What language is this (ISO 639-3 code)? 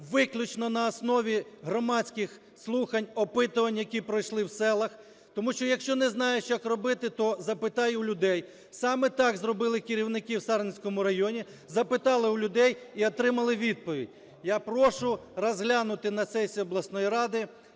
ukr